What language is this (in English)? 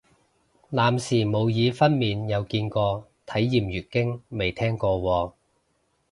Cantonese